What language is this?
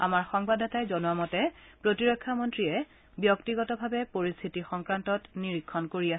Assamese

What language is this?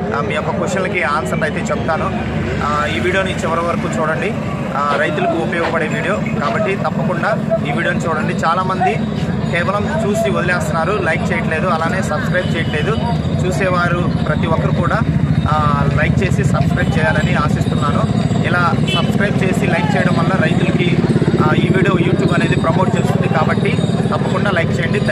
Telugu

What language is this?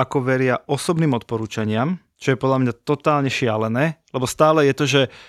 Slovak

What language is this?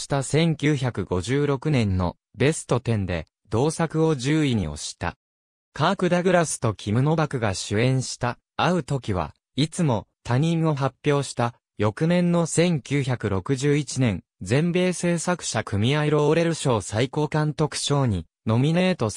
Japanese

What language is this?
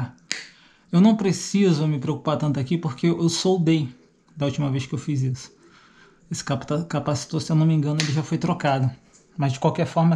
Portuguese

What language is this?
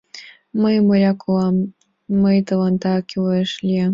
Mari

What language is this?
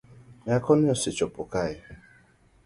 Luo (Kenya and Tanzania)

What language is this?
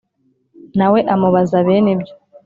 Kinyarwanda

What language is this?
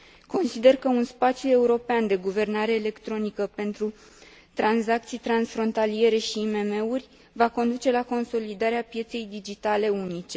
Romanian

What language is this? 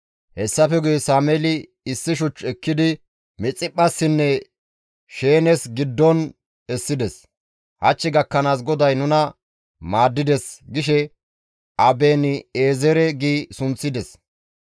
Gamo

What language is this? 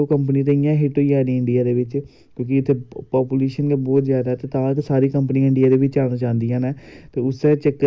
Dogri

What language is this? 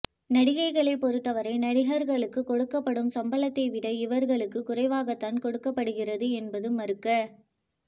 Tamil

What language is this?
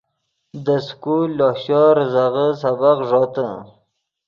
Yidgha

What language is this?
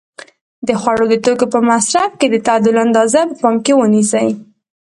Pashto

